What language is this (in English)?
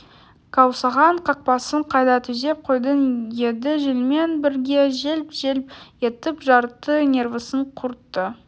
Kazakh